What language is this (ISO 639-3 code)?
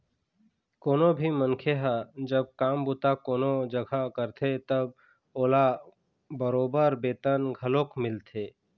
hne